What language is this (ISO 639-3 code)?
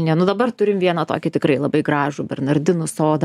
lit